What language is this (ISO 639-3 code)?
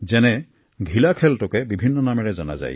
asm